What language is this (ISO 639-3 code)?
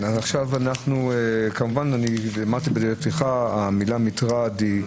heb